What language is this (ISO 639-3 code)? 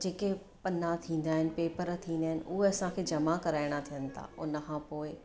snd